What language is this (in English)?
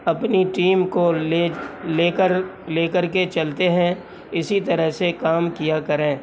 Urdu